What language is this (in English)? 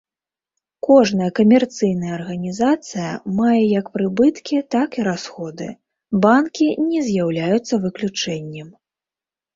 Belarusian